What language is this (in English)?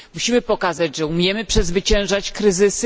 Polish